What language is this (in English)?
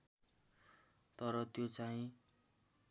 Nepali